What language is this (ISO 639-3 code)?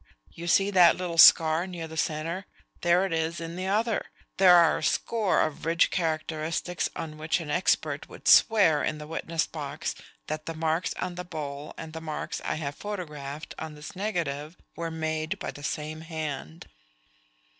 eng